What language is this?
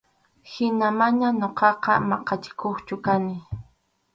Arequipa-La Unión Quechua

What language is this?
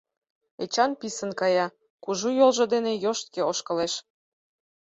Mari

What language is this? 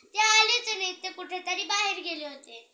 Marathi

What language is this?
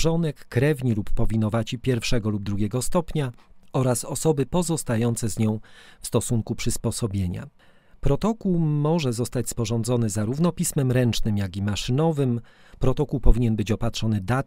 Polish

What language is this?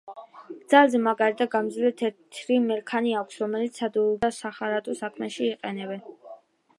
Georgian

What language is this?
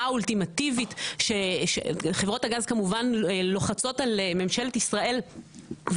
Hebrew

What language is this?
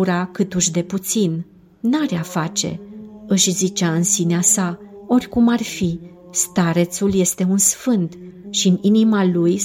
Romanian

